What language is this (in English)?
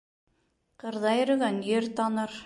Bashkir